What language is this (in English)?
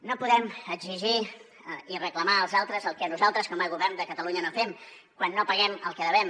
Catalan